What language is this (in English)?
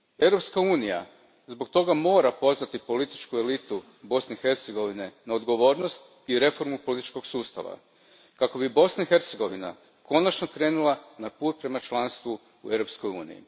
Croatian